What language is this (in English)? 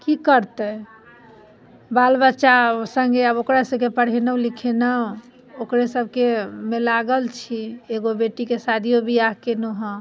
Maithili